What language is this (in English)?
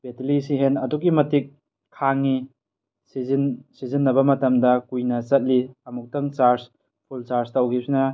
Manipuri